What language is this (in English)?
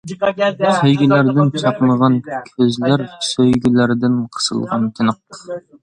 Uyghur